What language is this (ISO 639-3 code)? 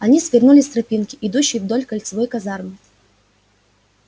rus